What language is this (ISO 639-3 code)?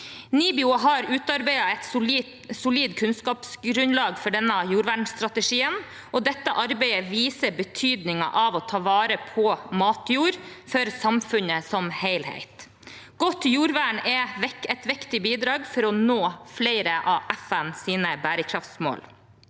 nor